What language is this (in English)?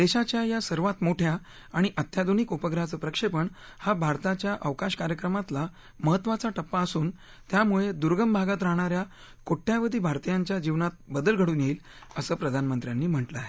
Marathi